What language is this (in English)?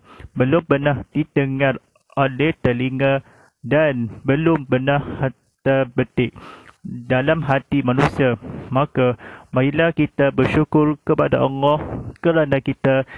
Malay